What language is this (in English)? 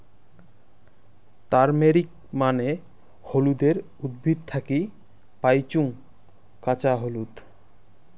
Bangla